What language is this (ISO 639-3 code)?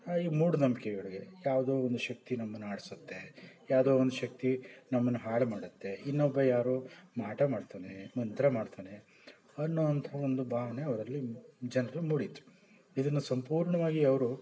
kan